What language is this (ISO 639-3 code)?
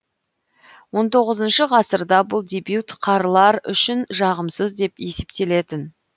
kaz